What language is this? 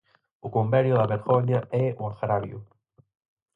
Galician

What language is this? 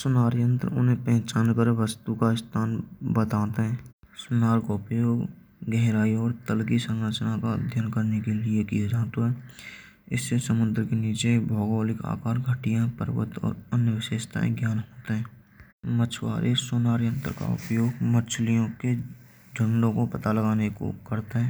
Braj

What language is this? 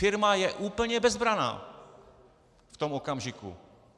Czech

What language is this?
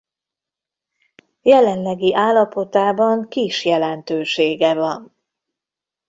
Hungarian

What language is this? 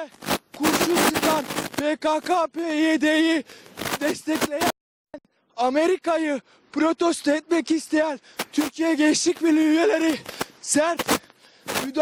Turkish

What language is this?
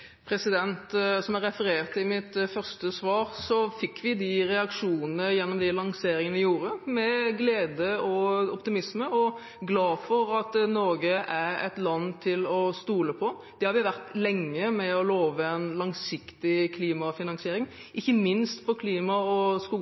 Norwegian Bokmål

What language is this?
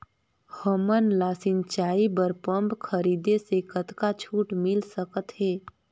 Chhattisgarhi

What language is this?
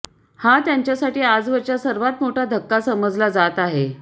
Marathi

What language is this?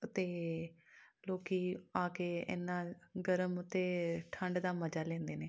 Punjabi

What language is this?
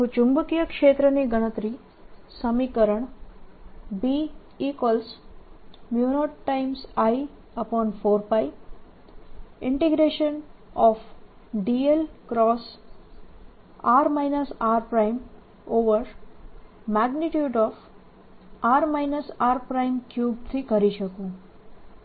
Gujarati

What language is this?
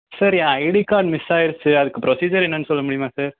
Tamil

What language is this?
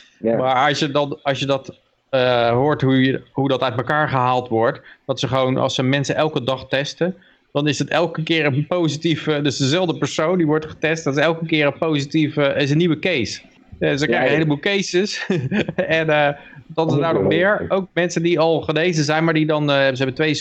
Dutch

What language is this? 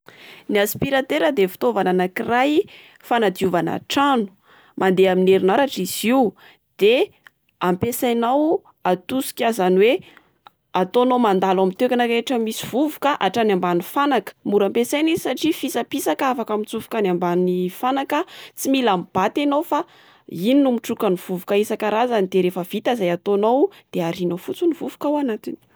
Malagasy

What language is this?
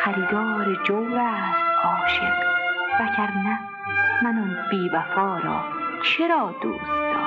Persian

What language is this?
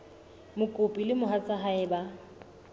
Southern Sotho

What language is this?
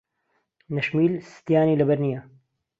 Central Kurdish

